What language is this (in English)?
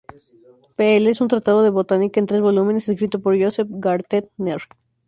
Spanish